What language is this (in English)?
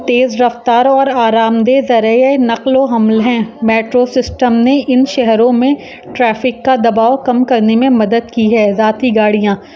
Urdu